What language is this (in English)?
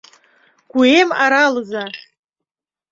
Mari